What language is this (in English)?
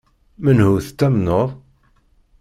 Kabyle